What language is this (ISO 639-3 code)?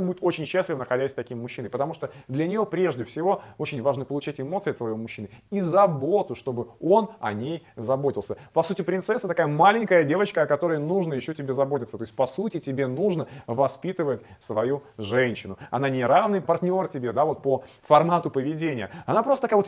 rus